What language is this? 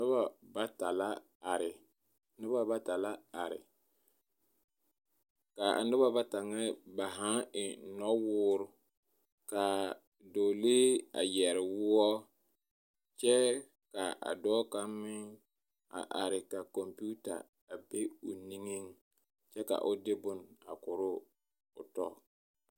Southern Dagaare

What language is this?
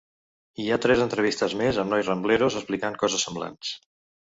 Catalan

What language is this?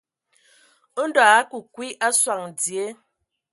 Ewondo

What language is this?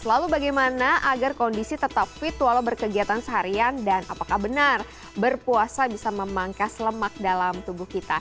Indonesian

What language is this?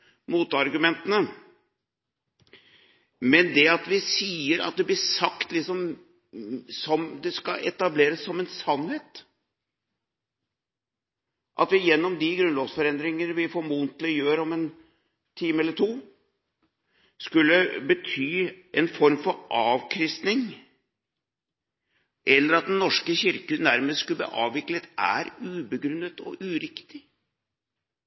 Norwegian Bokmål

